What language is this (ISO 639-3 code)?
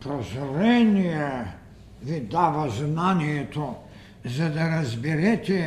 bul